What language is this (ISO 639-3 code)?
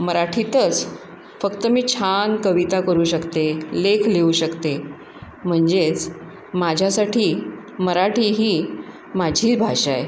mar